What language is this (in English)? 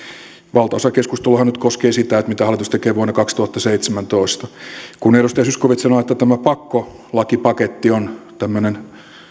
Finnish